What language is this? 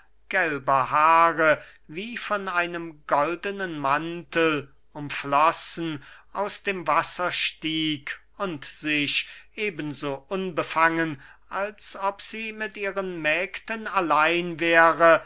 German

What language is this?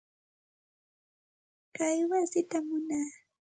Santa Ana de Tusi Pasco Quechua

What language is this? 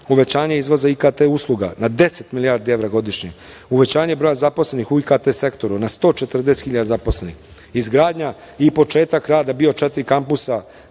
Serbian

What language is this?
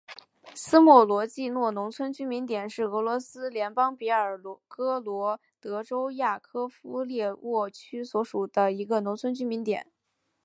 Chinese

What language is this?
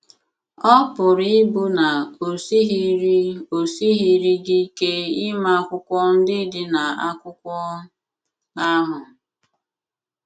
Igbo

